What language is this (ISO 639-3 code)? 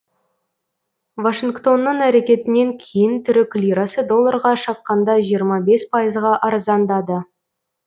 kaz